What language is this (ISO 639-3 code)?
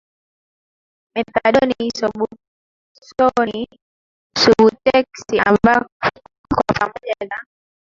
swa